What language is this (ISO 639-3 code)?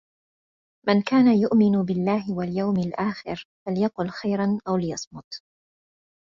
ara